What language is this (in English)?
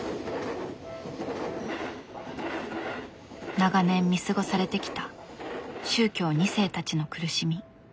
Japanese